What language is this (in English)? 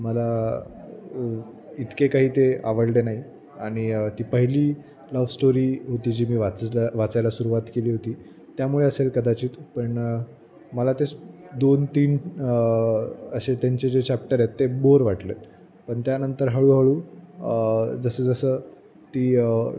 Marathi